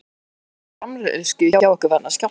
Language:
Icelandic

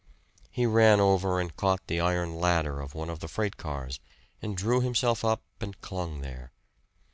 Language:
English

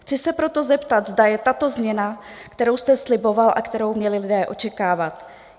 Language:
Czech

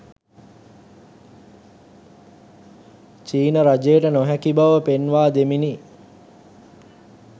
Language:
Sinhala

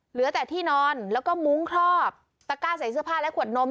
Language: Thai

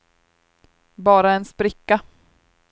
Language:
Swedish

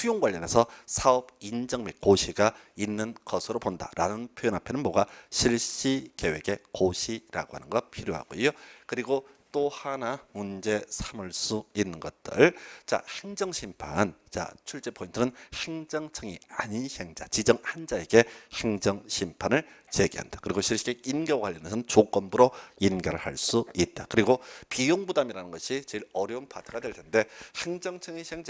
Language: Korean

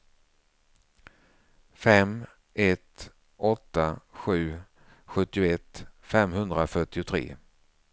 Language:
Swedish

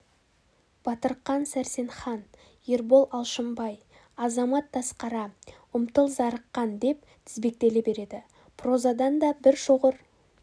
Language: Kazakh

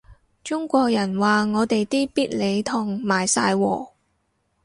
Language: Cantonese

